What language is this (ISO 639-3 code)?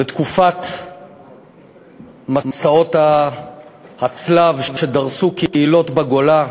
heb